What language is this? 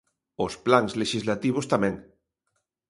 Galician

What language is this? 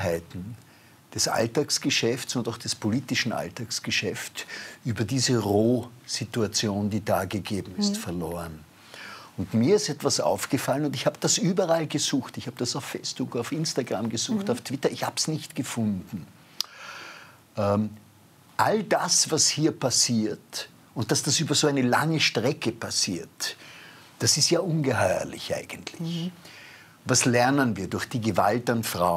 German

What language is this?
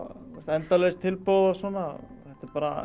Icelandic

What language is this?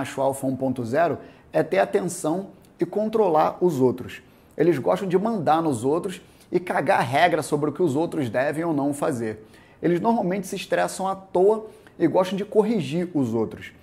Portuguese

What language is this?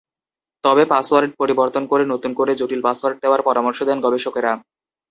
Bangla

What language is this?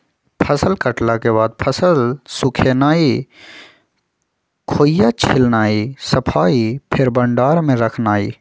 Magahi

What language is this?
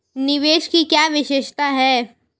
Hindi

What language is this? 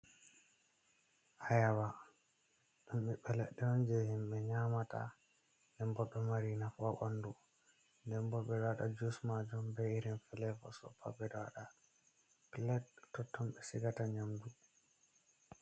Fula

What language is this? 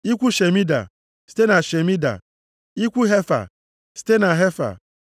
Igbo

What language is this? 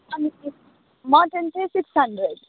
Nepali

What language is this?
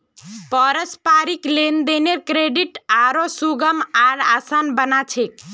Magahi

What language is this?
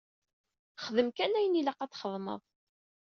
Kabyle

